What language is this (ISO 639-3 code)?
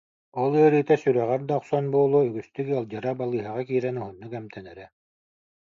sah